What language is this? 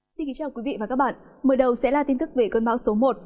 Vietnamese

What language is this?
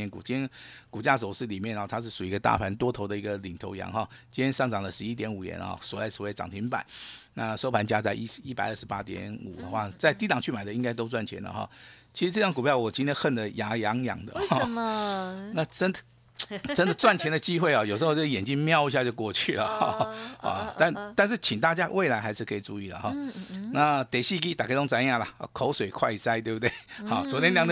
Chinese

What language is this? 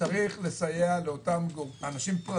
Hebrew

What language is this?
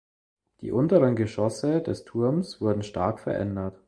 German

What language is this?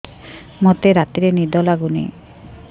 Odia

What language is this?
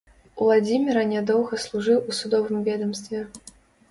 Belarusian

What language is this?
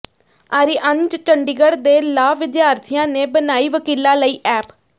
Punjabi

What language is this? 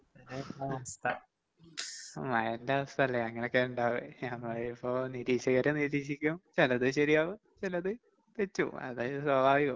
Malayalam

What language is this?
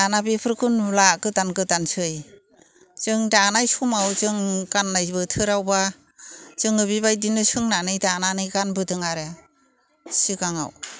Bodo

